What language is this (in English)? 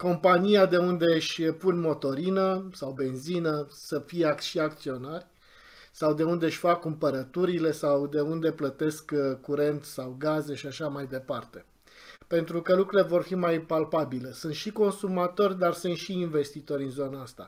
Romanian